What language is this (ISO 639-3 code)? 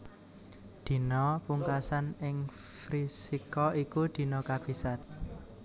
jav